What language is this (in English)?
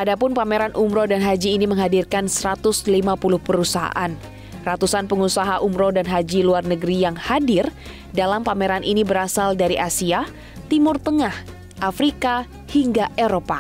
Indonesian